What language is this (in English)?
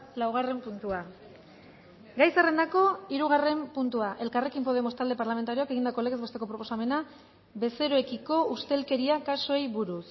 Basque